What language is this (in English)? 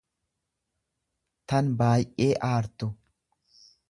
Oromo